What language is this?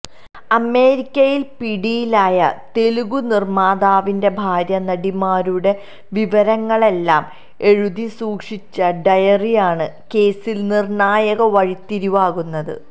Malayalam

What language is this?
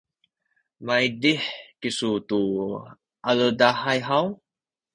Sakizaya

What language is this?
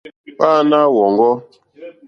Mokpwe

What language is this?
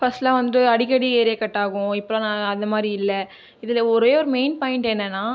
Tamil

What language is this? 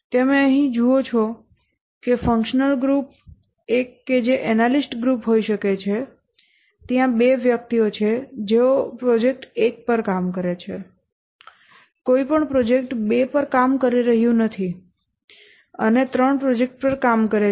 Gujarati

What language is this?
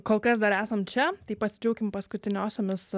Lithuanian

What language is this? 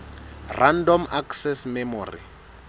Southern Sotho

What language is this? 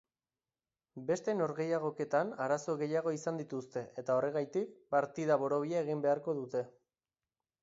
Basque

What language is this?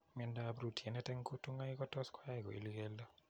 Kalenjin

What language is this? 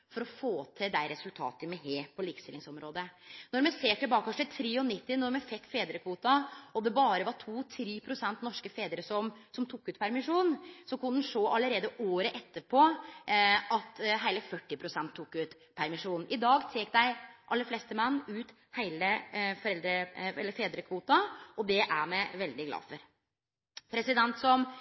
Norwegian Nynorsk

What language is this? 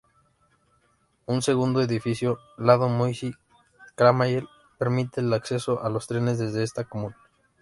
Spanish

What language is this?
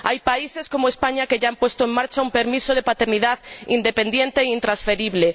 Spanish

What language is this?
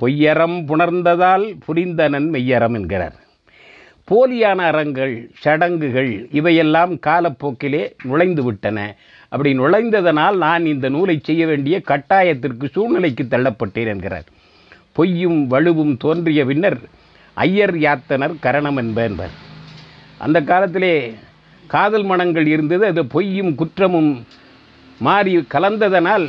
Tamil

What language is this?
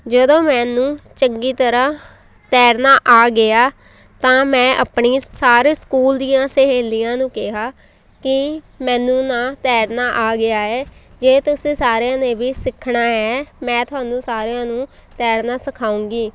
Punjabi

